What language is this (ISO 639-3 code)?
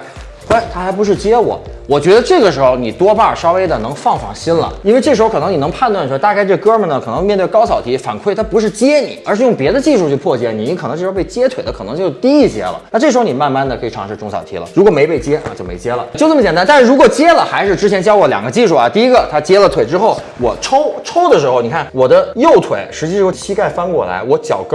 zho